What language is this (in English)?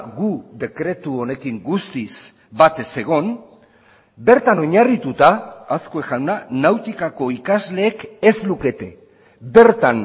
Basque